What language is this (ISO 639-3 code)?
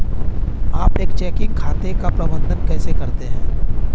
hin